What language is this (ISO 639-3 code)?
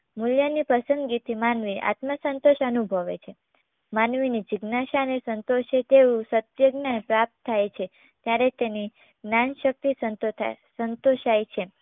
guj